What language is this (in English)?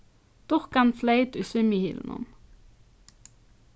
Faroese